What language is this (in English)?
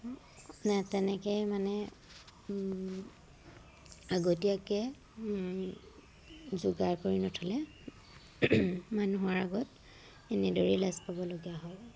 Assamese